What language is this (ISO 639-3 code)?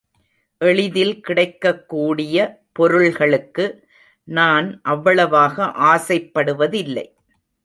tam